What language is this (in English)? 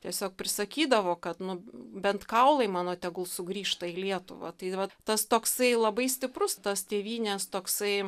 Lithuanian